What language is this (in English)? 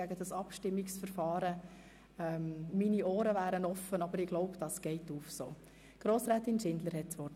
Swiss German